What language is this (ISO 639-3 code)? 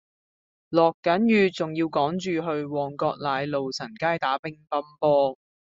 yue